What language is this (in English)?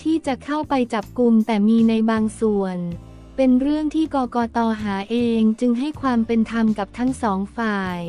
Thai